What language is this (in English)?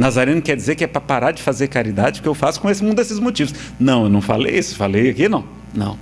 Portuguese